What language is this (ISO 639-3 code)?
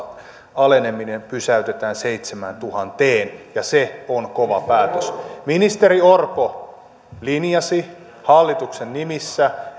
fin